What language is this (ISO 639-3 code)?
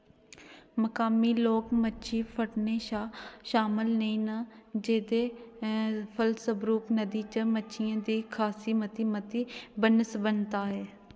doi